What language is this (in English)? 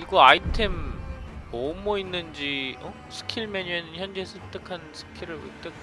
Korean